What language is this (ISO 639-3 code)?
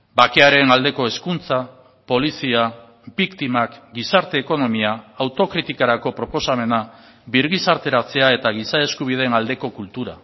eus